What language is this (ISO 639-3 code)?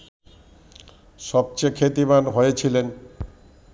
ben